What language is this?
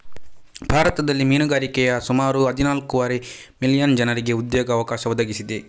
Kannada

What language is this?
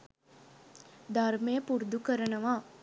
Sinhala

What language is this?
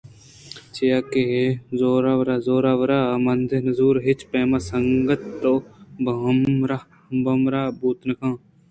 Eastern Balochi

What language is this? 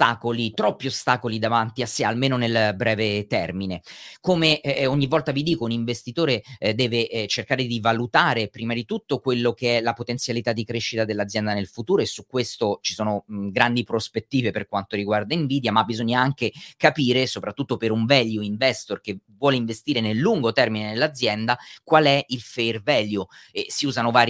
Italian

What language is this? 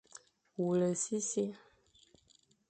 Fang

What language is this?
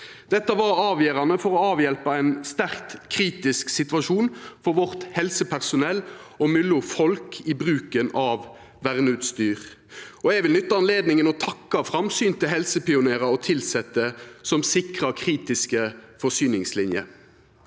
Norwegian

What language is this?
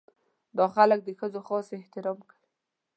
Pashto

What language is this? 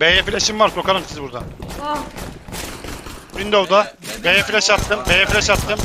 Turkish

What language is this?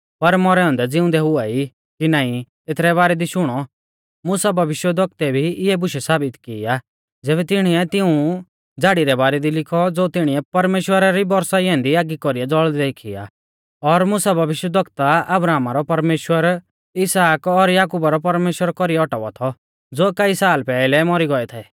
Mahasu Pahari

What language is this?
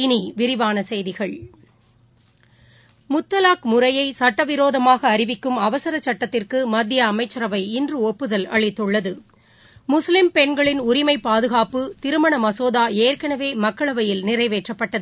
Tamil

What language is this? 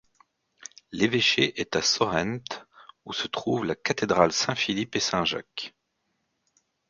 French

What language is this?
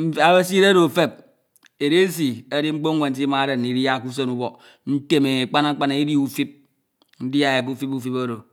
Ito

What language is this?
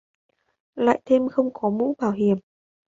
Vietnamese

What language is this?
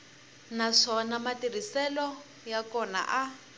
Tsonga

